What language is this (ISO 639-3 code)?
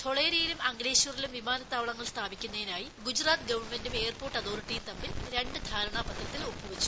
mal